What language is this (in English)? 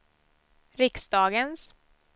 Swedish